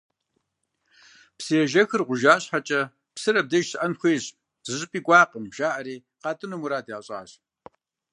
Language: Kabardian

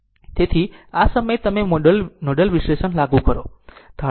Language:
Gujarati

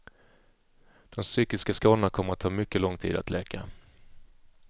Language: Swedish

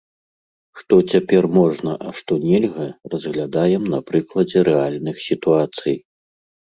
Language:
Belarusian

